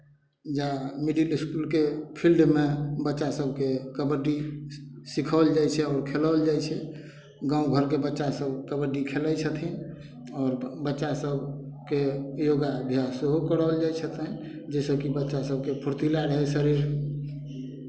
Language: Maithili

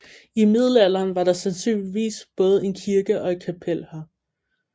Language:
Danish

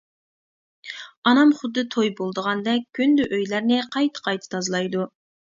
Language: Uyghur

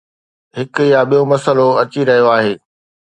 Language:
Sindhi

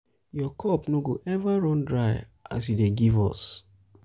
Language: Nigerian Pidgin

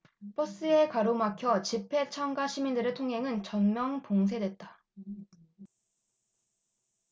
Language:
Korean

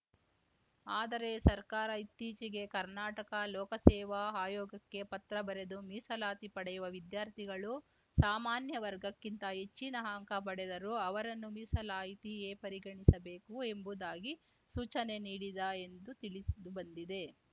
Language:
Kannada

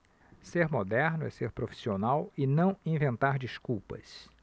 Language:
Portuguese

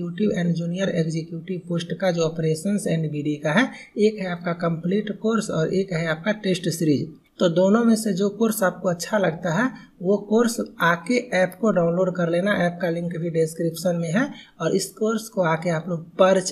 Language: Hindi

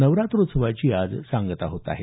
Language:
Marathi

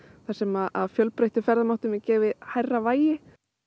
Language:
Icelandic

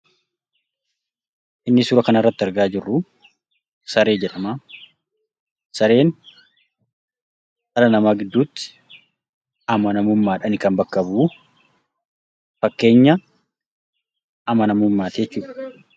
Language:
Oromo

